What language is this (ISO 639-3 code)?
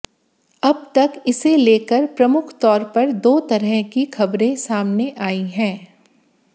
hin